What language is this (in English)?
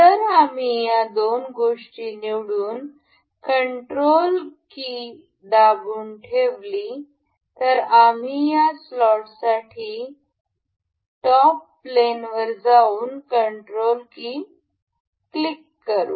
Marathi